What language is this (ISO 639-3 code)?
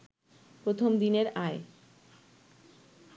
ben